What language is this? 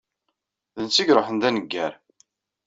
Kabyle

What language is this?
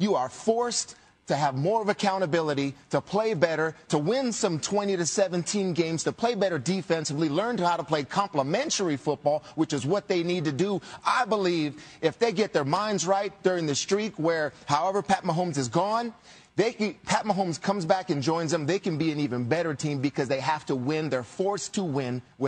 English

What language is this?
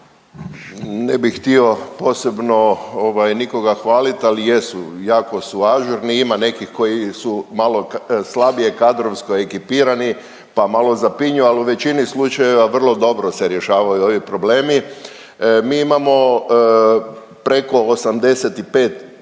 Croatian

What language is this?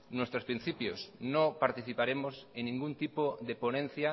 Spanish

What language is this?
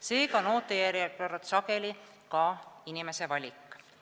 Estonian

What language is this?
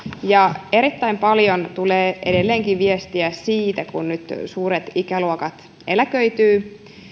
Finnish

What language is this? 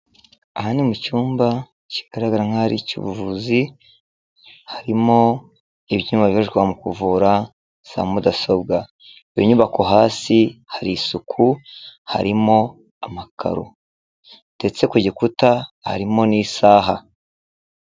Kinyarwanda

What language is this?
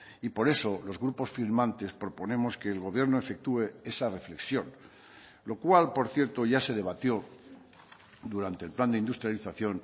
Spanish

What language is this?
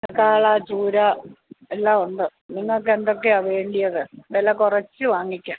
Malayalam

